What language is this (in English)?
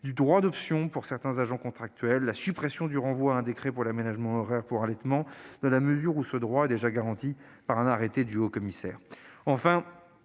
French